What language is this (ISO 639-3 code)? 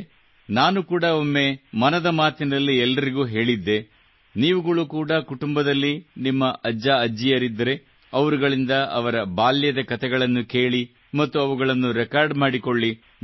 kan